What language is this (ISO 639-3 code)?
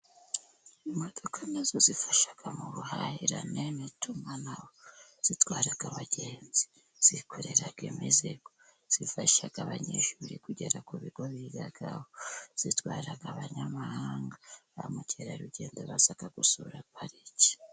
kin